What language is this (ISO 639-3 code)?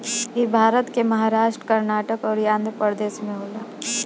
bho